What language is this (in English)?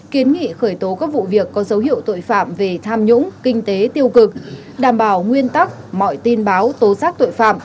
Vietnamese